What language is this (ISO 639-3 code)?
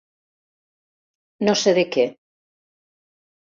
cat